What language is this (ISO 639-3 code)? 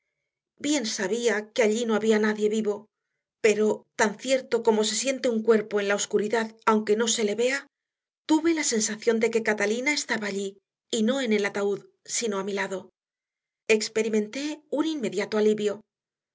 spa